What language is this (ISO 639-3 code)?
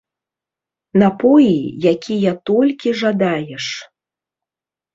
bel